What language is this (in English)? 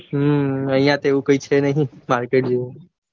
Gujarati